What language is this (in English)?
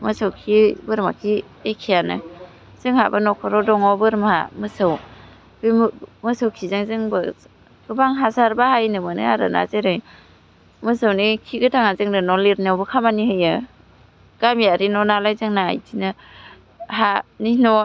Bodo